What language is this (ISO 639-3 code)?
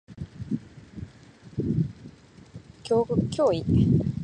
jpn